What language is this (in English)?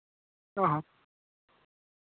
Santali